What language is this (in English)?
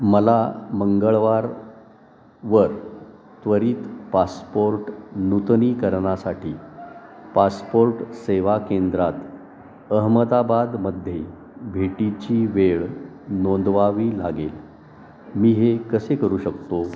Marathi